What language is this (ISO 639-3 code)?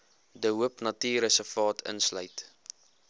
afr